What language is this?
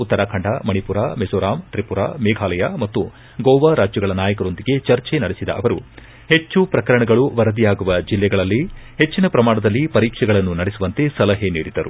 Kannada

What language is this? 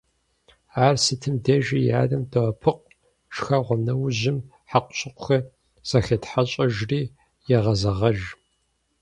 Kabardian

